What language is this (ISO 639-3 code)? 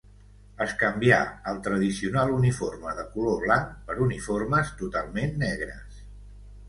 cat